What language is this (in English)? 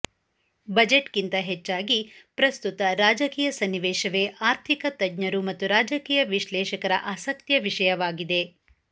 Kannada